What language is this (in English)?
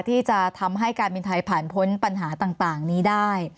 Thai